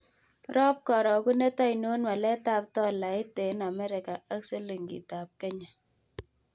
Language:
Kalenjin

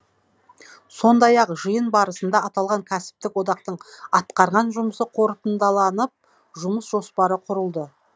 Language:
Kazakh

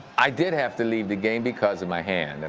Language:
English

